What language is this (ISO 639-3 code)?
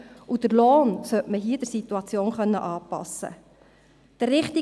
gsw